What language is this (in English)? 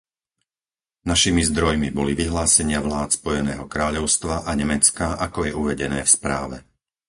Slovak